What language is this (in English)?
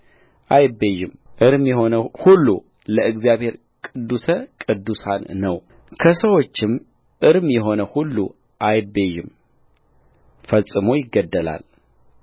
Amharic